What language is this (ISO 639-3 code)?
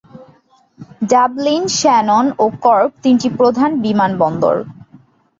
ben